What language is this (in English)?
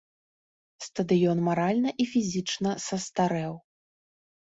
Belarusian